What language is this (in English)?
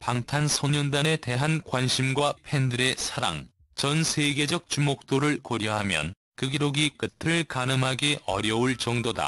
Korean